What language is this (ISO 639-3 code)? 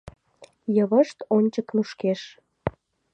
chm